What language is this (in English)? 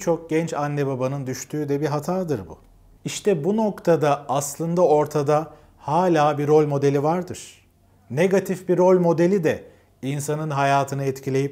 Turkish